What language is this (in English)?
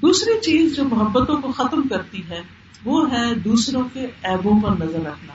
Urdu